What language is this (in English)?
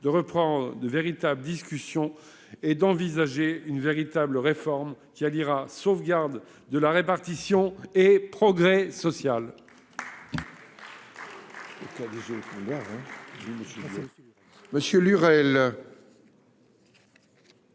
French